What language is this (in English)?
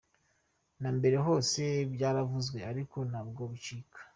Kinyarwanda